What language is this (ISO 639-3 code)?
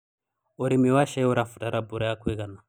kik